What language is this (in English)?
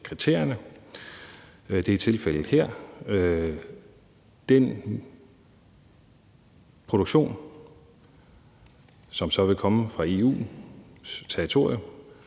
Danish